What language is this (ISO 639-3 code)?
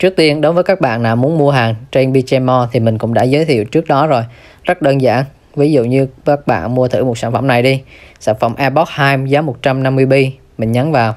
vie